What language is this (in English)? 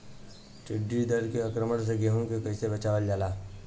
Bhojpuri